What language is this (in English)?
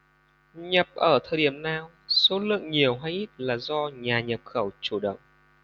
Vietnamese